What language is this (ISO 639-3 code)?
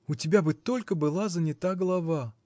rus